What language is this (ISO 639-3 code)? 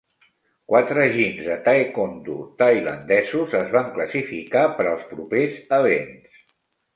cat